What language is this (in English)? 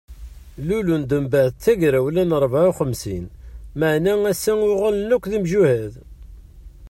Kabyle